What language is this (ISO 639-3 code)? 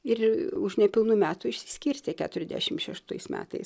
lit